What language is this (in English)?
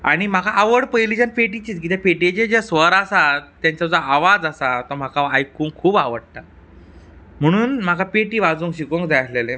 Konkani